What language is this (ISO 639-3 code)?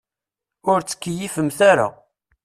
kab